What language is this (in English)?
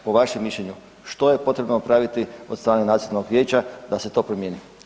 Croatian